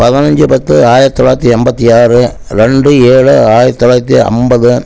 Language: Tamil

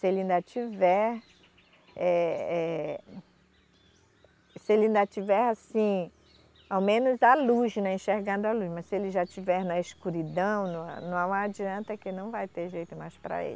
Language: Portuguese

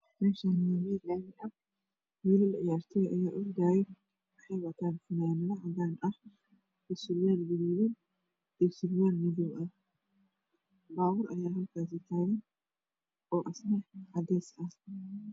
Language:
Somali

